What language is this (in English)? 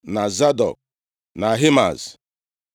Igbo